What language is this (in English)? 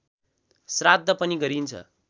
Nepali